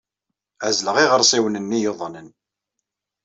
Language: Kabyle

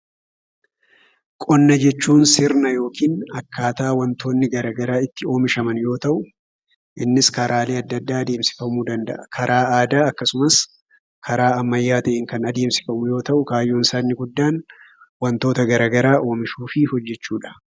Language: Oromo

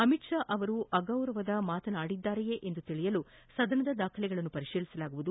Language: Kannada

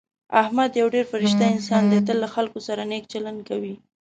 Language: Pashto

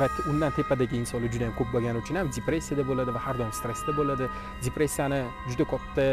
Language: Turkish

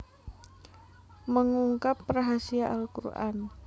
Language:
Javanese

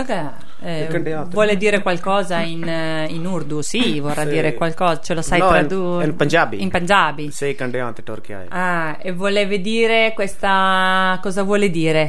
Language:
Italian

